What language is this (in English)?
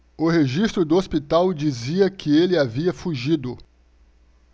Portuguese